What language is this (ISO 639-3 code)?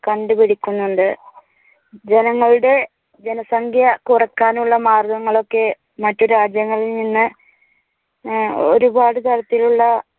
mal